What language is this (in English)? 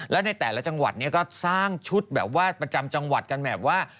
Thai